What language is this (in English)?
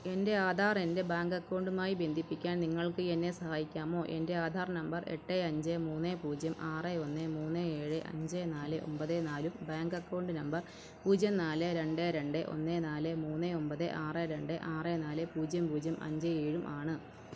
Malayalam